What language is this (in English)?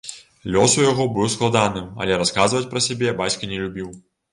Belarusian